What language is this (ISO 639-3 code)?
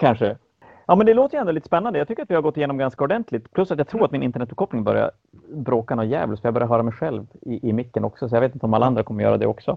swe